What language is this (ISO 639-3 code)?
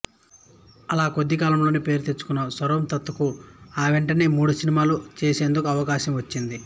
tel